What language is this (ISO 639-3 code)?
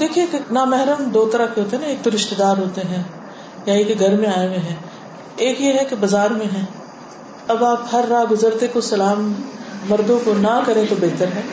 urd